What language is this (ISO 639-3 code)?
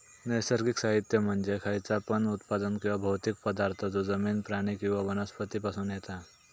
mar